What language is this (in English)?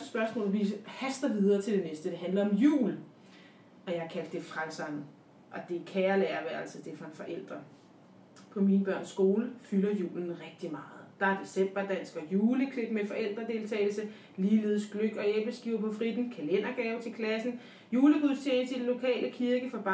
Danish